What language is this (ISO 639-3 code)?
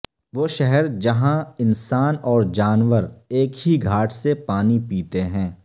urd